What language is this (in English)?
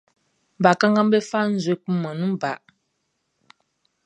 Baoulé